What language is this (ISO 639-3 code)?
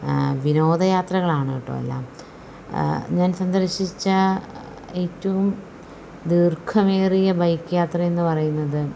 mal